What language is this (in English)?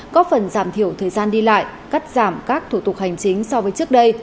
Vietnamese